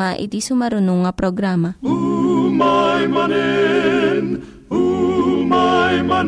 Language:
Filipino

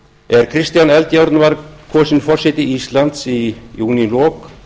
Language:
Icelandic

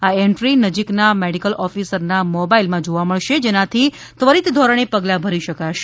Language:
Gujarati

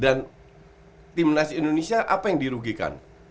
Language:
Indonesian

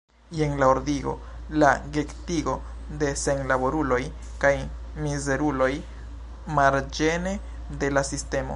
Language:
Esperanto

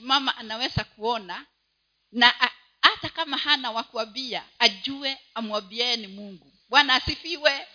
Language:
Swahili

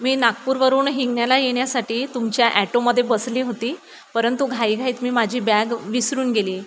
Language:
Marathi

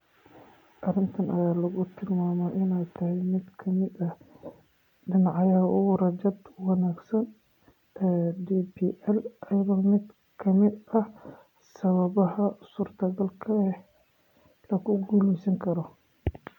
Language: Somali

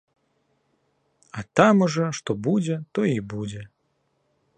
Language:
Belarusian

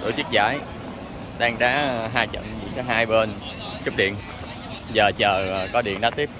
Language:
Vietnamese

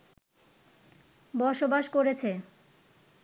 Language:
Bangla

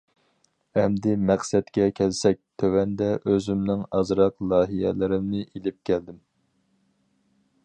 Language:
Uyghur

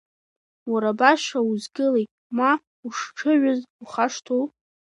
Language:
Abkhazian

